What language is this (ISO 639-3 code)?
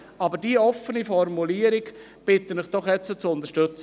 gsw